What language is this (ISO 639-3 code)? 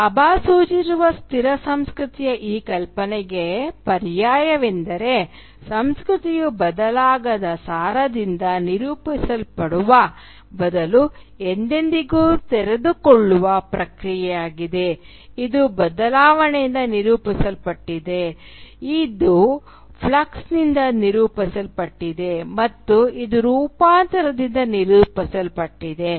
kan